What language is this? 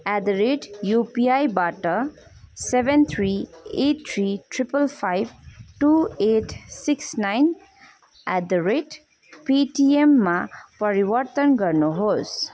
Nepali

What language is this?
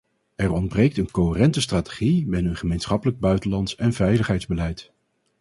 Dutch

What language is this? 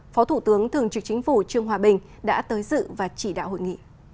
Vietnamese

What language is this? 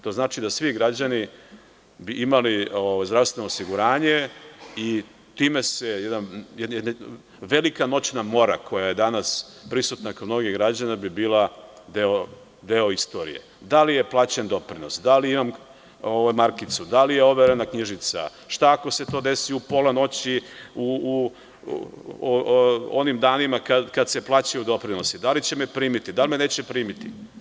Serbian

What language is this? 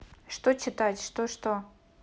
Russian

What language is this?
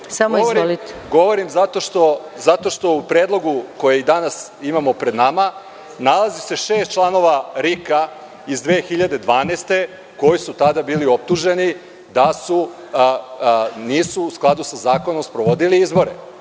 Serbian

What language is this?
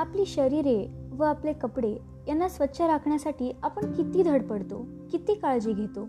Marathi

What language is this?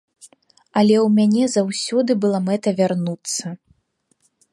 Belarusian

